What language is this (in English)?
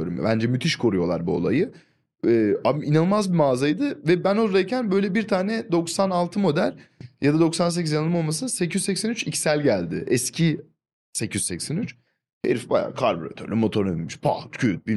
Turkish